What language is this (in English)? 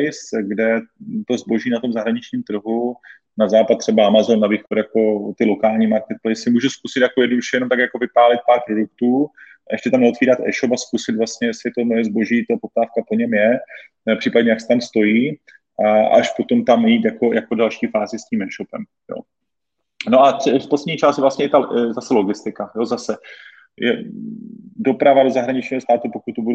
Czech